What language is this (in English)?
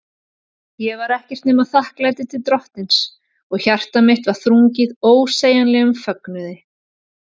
Icelandic